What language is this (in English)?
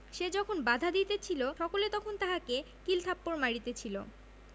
Bangla